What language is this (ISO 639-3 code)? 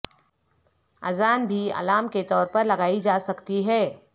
urd